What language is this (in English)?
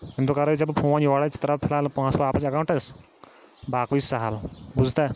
Kashmiri